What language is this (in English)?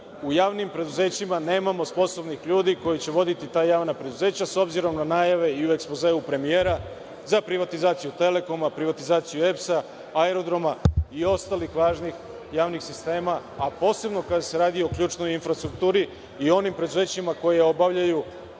Serbian